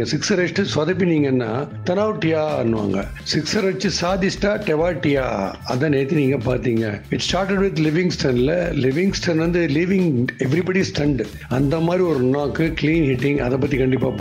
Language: Tamil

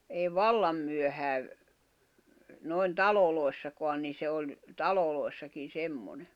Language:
Finnish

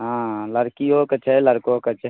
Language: Maithili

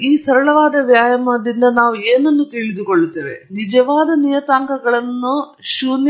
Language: Kannada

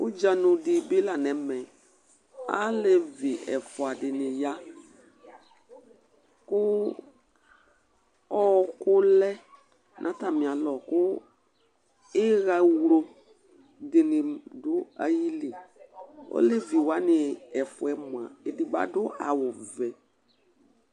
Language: Ikposo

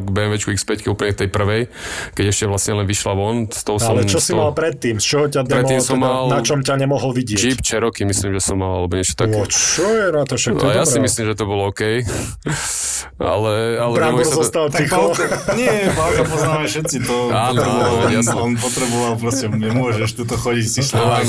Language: Slovak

